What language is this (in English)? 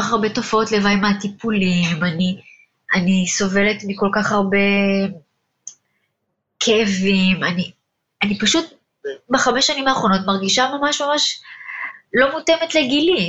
Hebrew